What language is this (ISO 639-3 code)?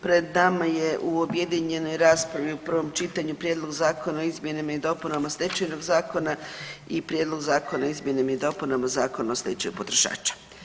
hrv